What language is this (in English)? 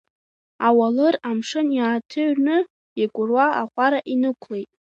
Abkhazian